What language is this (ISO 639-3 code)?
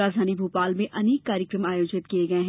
hin